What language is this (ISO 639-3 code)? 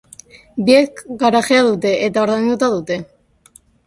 eus